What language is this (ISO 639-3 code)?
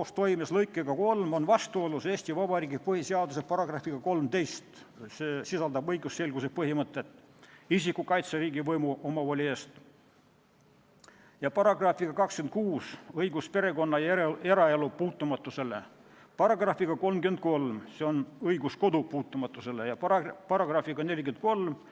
est